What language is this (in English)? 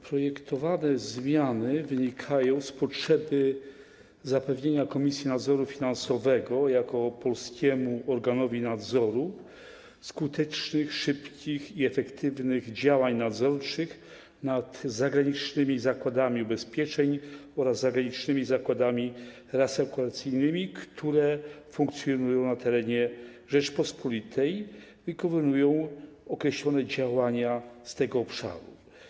Polish